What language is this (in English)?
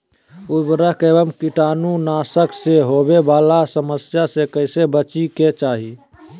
Magahi